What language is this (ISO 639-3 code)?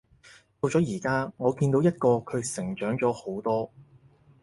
yue